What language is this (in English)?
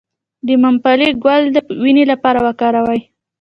Pashto